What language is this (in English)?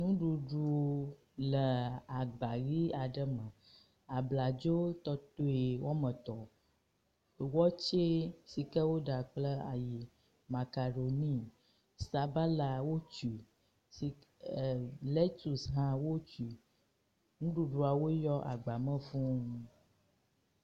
Ewe